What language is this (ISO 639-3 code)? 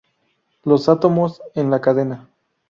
spa